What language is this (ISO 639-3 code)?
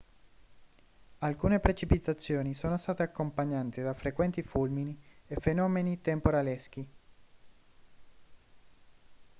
ita